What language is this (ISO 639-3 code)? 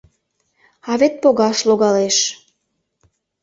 chm